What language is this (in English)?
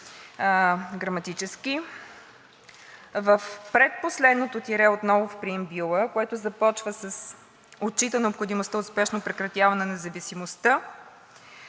Bulgarian